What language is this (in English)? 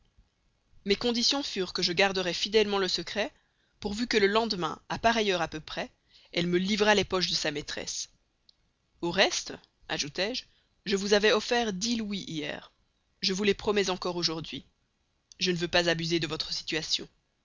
French